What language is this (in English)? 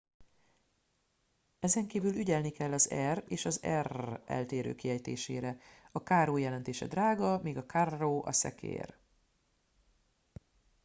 Hungarian